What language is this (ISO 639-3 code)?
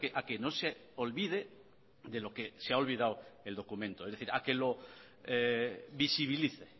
spa